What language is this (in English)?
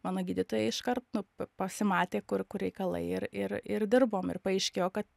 Lithuanian